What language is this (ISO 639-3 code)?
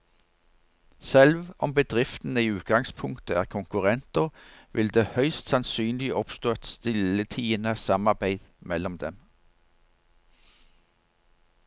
nor